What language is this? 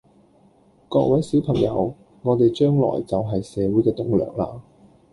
Cantonese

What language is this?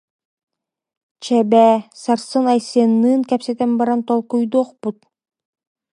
Yakut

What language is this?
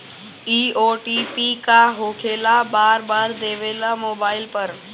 Bhojpuri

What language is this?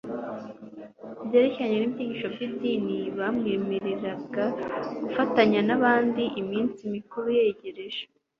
Kinyarwanda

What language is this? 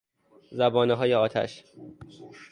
Persian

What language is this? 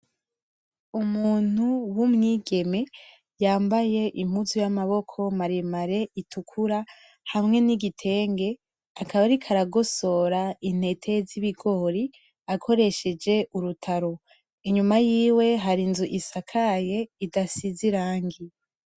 Rundi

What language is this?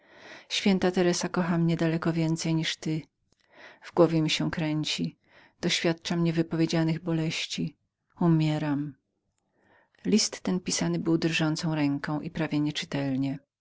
Polish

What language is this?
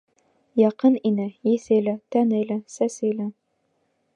Bashkir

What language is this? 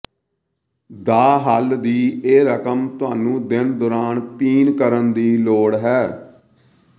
Punjabi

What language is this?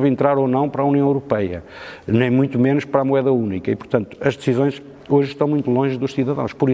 Portuguese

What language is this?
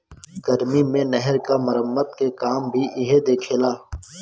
Bhojpuri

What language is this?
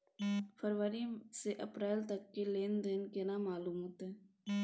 Maithili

